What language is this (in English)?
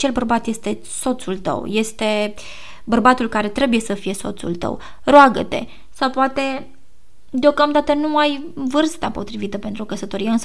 Romanian